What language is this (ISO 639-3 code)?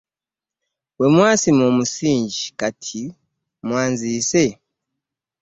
lug